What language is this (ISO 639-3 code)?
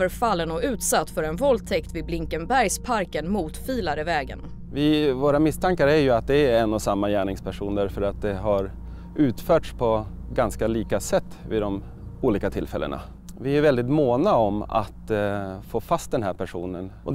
swe